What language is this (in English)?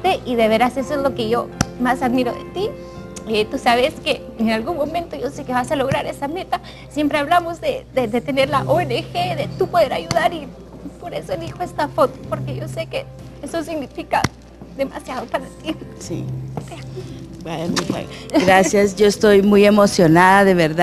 Spanish